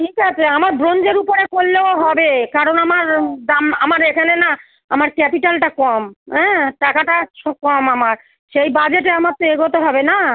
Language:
Bangla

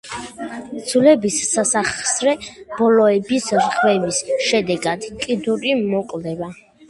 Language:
Georgian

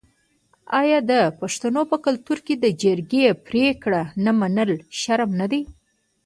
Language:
Pashto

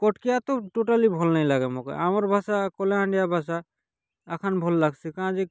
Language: Odia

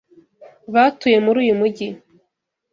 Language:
Kinyarwanda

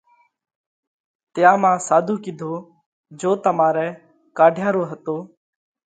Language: Parkari Koli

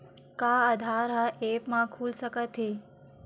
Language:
Chhattisgarhi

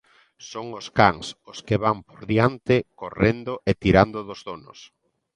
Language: Galician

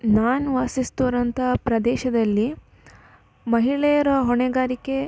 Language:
Kannada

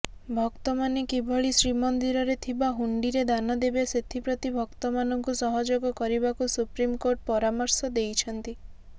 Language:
Odia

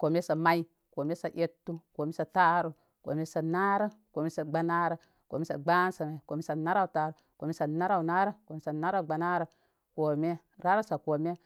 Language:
Koma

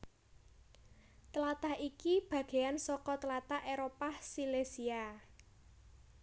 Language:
Javanese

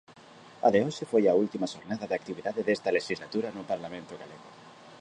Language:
Galician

